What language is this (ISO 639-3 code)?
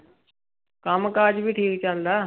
pan